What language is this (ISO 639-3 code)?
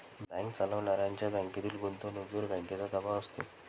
mar